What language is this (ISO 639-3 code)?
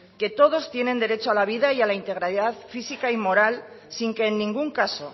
spa